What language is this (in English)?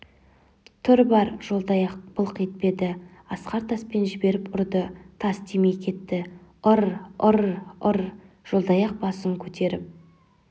Kazakh